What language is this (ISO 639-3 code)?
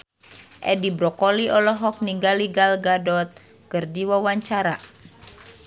sun